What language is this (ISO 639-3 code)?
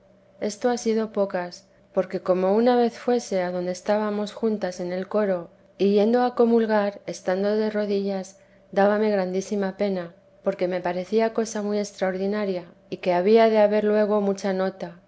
spa